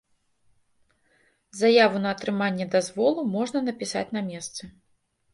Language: Belarusian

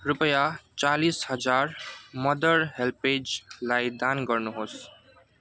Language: Nepali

